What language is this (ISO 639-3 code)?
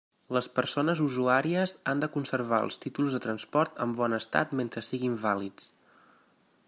cat